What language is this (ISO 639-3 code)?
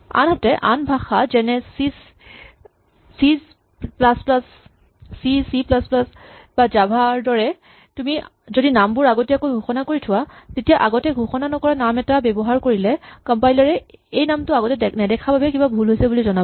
asm